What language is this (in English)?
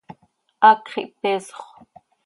Seri